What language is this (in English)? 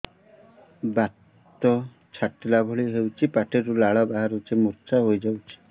Odia